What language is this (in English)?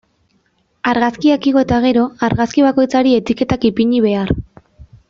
Basque